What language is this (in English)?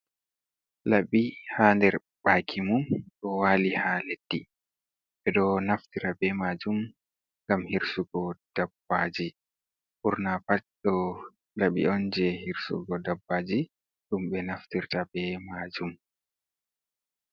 Fula